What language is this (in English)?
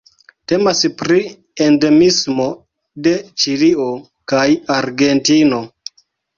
Esperanto